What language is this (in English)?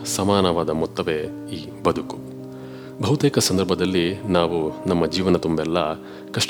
Kannada